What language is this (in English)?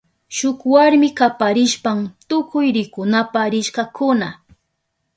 Southern Pastaza Quechua